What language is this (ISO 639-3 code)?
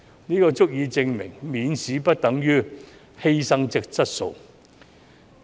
yue